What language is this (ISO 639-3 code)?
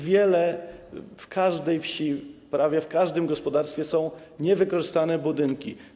pol